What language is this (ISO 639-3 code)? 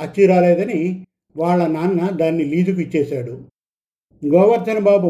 tel